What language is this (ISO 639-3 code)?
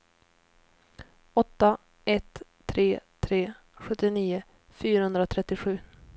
swe